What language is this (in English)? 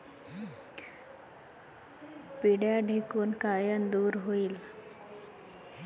Marathi